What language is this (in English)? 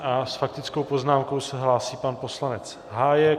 Czech